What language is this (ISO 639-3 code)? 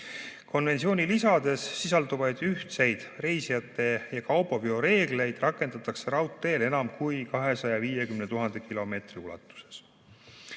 est